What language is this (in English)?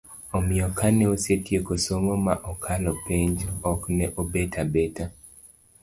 Luo (Kenya and Tanzania)